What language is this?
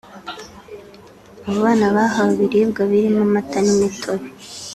Kinyarwanda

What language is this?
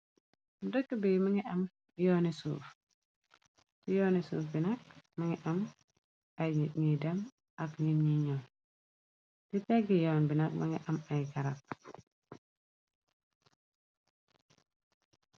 Wolof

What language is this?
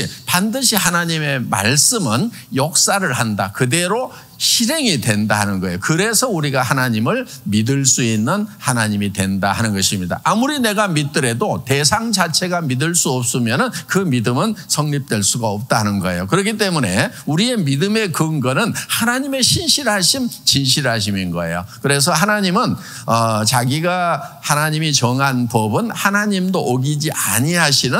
Korean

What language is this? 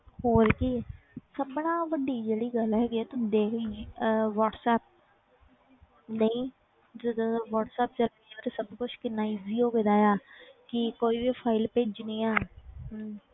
Punjabi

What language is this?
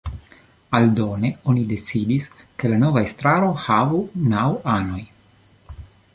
Esperanto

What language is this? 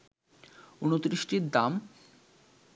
Bangla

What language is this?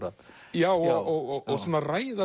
Icelandic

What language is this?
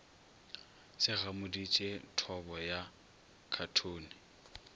Northern Sotho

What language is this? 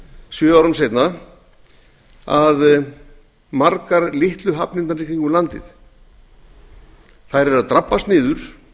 Icelandic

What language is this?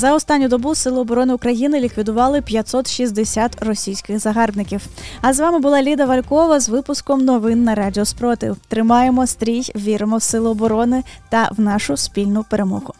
Ukrainian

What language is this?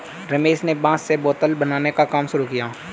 Hindi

